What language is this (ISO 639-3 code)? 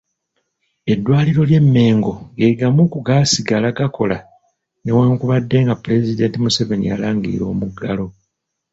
lug